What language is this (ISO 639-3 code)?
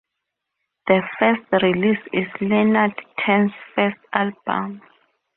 eng